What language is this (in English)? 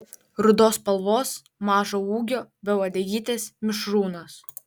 Lithuanian